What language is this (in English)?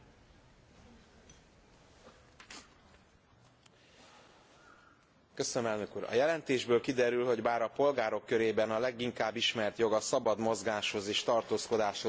Hungarian